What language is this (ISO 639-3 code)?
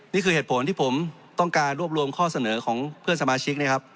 tha